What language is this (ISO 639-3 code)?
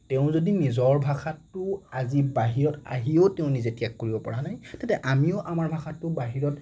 asm